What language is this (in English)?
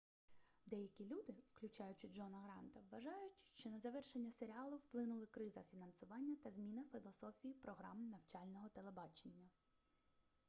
Ukrainian